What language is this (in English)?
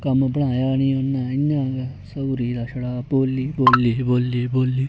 Dogri